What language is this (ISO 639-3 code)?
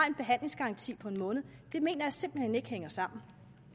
dan